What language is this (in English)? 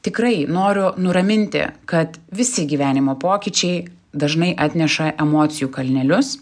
Lithuanian